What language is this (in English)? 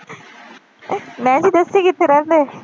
Punjabi